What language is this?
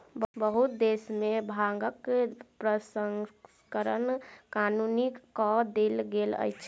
Maithili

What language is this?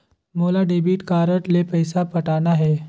Chhattisgarhi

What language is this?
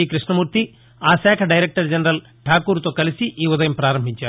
Telugu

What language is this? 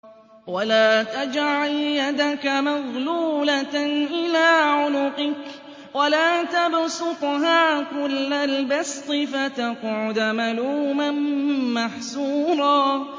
Arabic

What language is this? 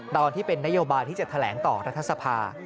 Thai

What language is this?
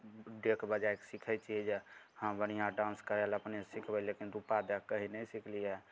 Maithili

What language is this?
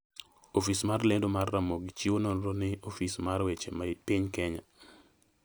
Luo (Kenya and Tanzania)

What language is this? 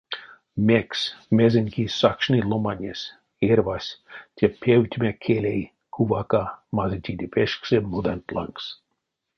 Erzya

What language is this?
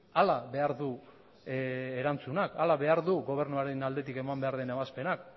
Basque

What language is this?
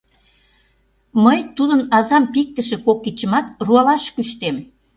Mari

